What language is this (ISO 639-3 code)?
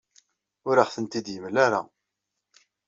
kab